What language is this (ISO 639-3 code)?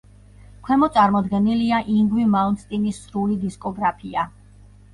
kat